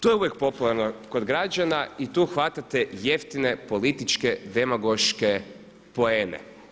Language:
Croatian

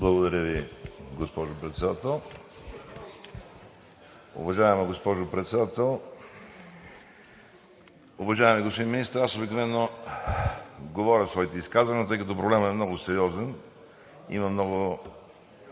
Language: Bulgarian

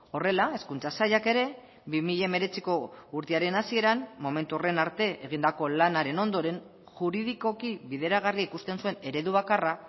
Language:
Basque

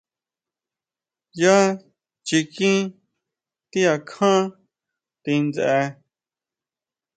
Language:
Huautla Mazatec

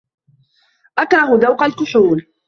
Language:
Arabic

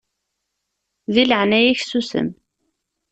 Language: Kabyle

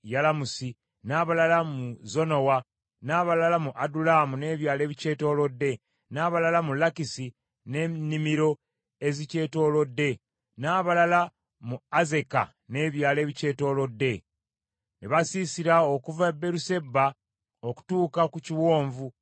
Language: Ganda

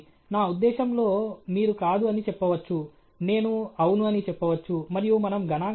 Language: Telugu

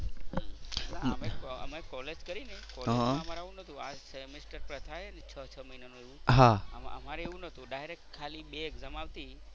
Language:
Gujarati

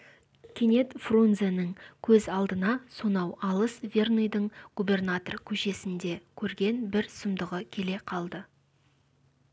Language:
Kazakh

